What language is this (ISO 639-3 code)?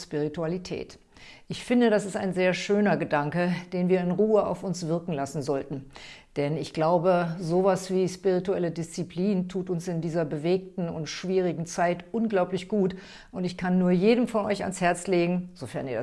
deu